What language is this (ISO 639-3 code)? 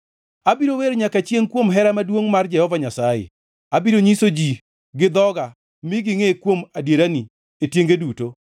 luo